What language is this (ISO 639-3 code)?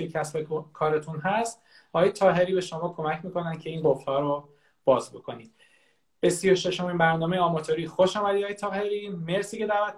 fas